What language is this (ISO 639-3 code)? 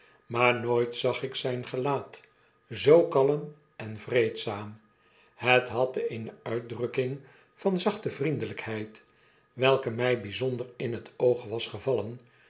nld